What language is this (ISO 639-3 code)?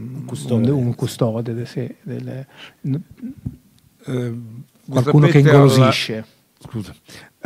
ita